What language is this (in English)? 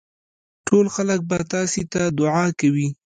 Pashto